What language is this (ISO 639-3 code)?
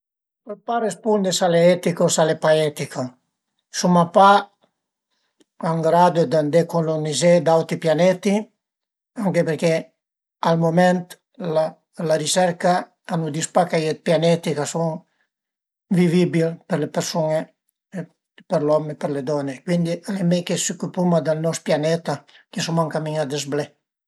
pms